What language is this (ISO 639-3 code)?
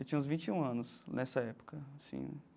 por